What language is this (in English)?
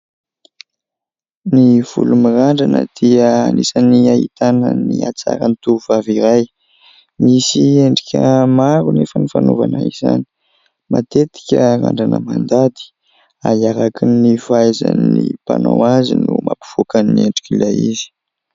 Malagasy